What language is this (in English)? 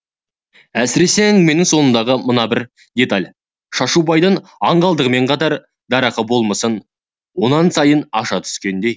Kazakh